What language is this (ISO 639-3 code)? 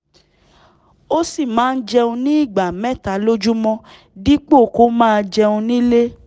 yor